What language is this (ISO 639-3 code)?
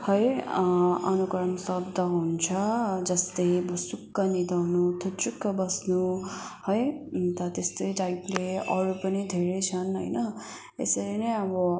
nep